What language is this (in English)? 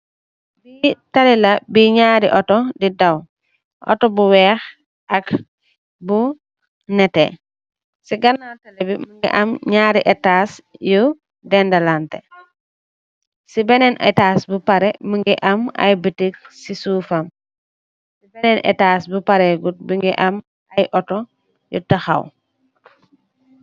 Wolof